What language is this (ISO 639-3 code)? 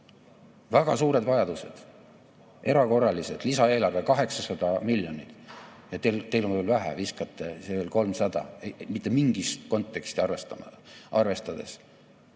est